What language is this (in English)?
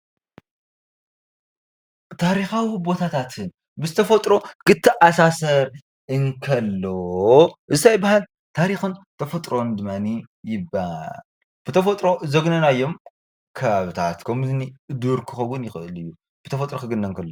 Tigrinya